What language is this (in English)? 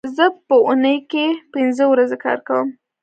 Pashto